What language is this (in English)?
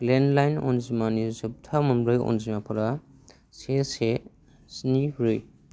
Bodo